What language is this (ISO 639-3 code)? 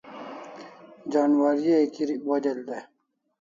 kls